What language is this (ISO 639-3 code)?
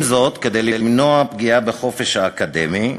heb